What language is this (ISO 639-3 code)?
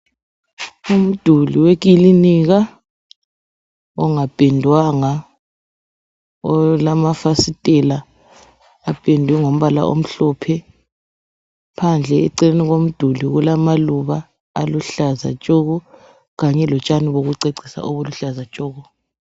nde